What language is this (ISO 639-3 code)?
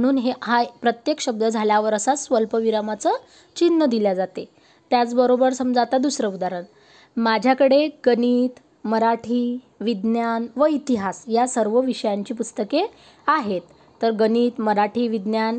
mar